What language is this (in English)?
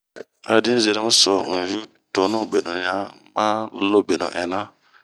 Bomu